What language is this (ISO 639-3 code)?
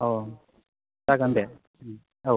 brx